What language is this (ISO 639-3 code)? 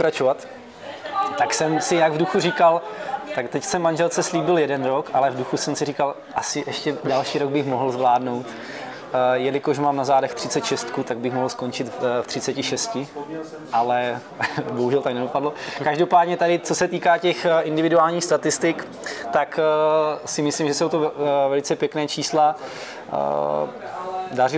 ces